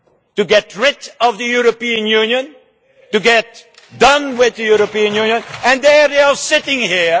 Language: English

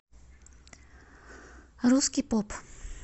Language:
Russian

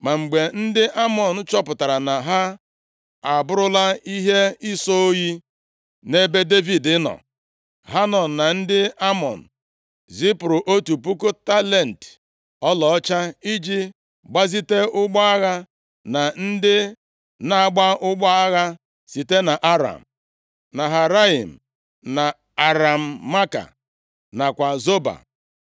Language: Igbo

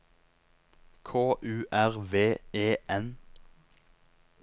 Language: Norwegian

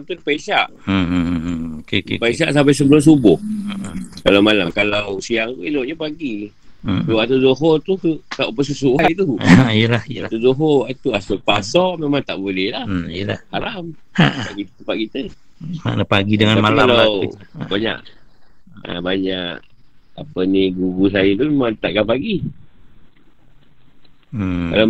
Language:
Malay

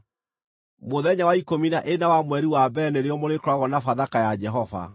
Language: Kikuyu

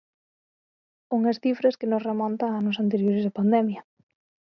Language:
Galician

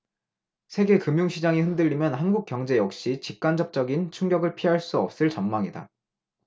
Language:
Korean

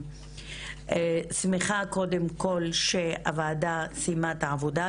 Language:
Hebrew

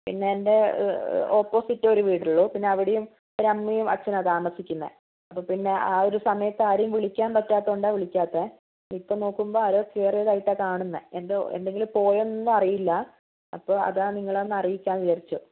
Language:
Malayalam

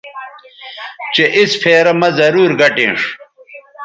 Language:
Bateri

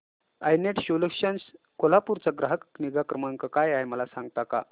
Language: Marathi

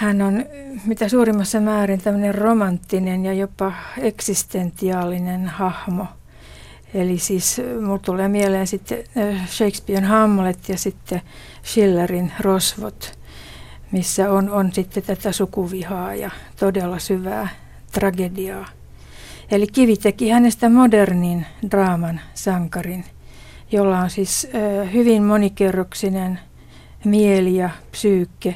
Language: Finnish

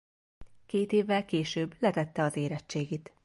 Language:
Hungarian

